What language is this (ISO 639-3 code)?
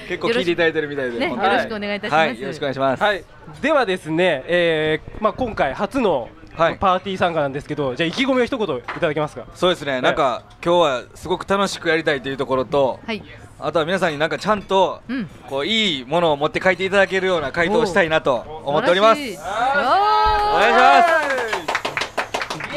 jpn